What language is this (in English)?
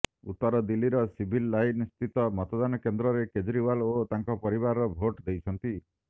Odia